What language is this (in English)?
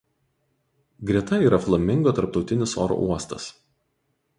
Lithuanian